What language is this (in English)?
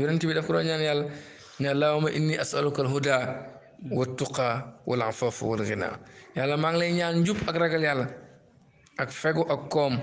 Indonesian